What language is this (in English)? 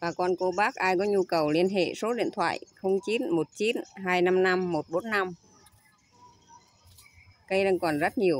Vietnamese